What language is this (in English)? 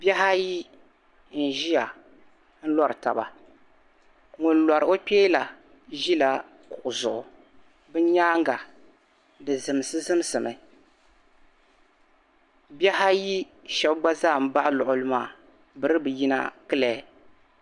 Dagbani